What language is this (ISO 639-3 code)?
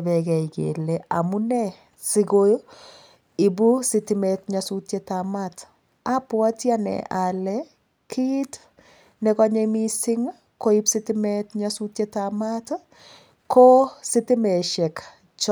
kln